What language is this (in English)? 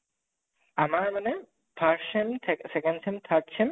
Assamese